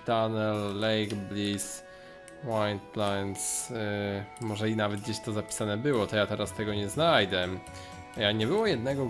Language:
Polish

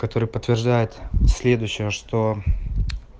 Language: Russian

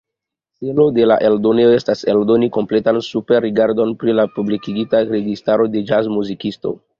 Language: Esperanto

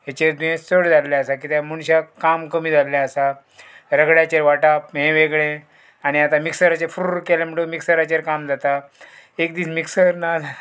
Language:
Konkani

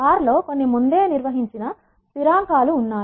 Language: Telugu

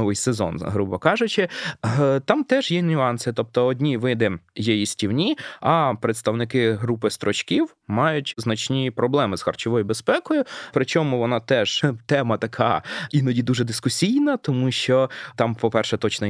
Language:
Ukrainian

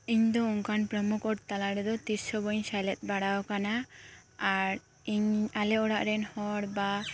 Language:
Santali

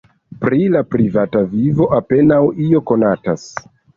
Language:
Esperanto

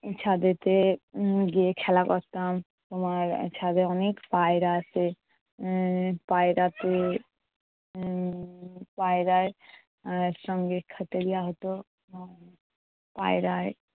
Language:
Bangla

